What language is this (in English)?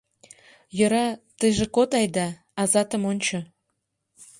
Mari